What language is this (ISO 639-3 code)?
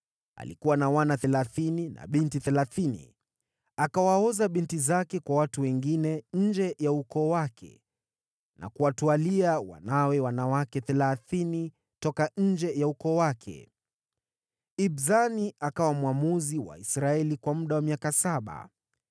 swa